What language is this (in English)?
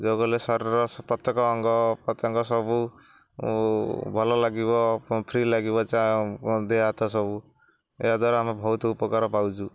Odia